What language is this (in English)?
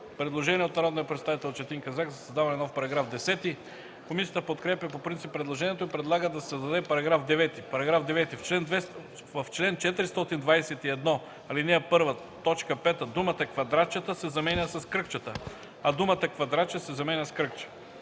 Bulgarian